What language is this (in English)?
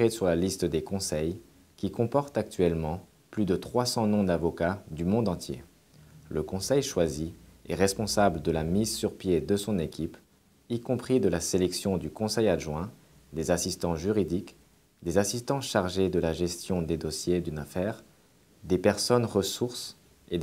French